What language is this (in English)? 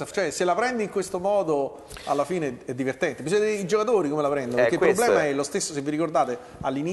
Italian